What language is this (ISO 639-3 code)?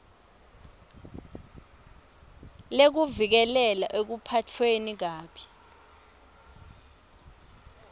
ssw